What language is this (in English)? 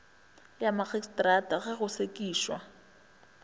Northern Sotho